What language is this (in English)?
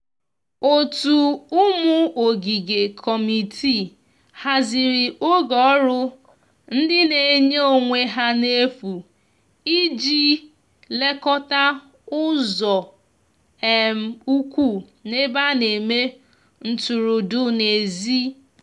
Igbo